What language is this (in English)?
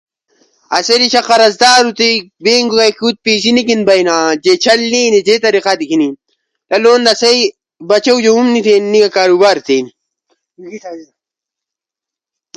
Ushojo